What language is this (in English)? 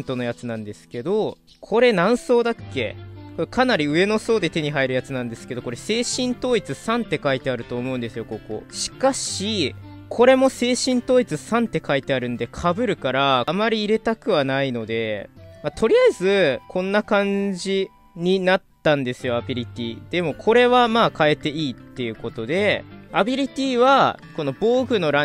Japanese